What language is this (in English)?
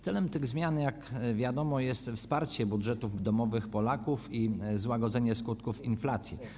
Polish